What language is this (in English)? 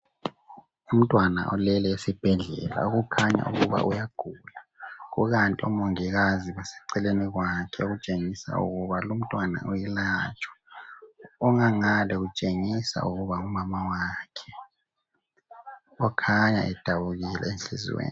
North Ndebele